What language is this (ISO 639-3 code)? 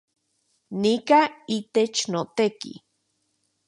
ncx